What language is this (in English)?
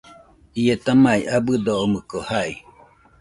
Nüpode Huitoto